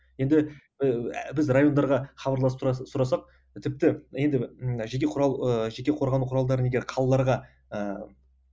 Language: Kazakh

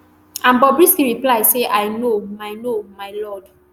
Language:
Nigerian Pidgin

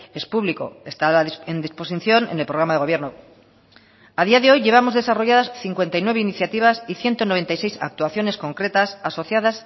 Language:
Spanish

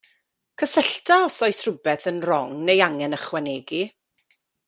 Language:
Welsh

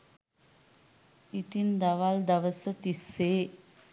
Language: Sinhala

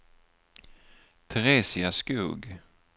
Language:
Swedish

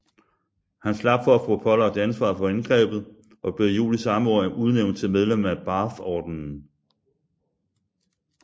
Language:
Danish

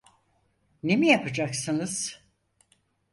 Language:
Turkish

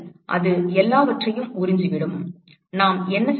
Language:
Tamil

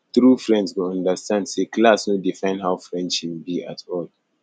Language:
Nigerian Pidgin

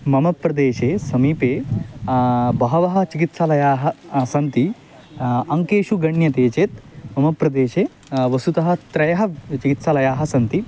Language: Sanskrit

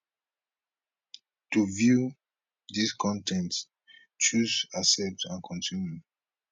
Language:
Nigerian Pidgin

